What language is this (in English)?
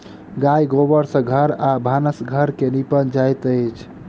Maithili